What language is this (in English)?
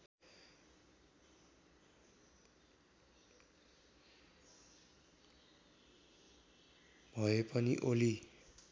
Nepali